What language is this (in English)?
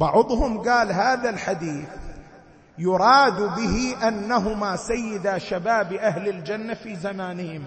Arabic